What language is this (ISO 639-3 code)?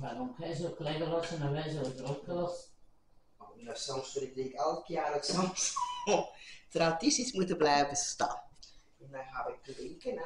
nld